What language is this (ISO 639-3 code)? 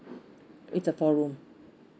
eng